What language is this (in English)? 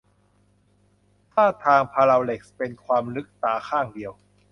Thai